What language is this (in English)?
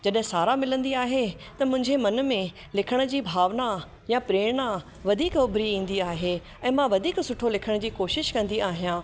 Sindhi